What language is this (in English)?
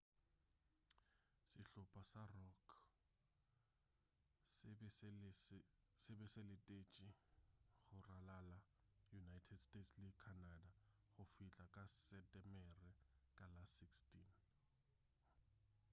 Northern Sotho